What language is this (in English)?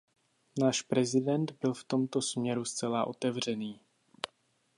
Czech